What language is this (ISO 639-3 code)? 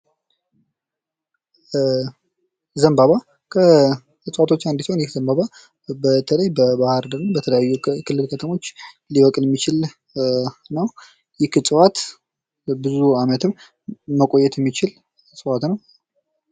amh